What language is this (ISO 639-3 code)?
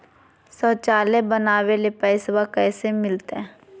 mag